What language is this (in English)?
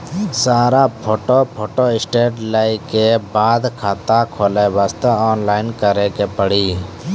Maithili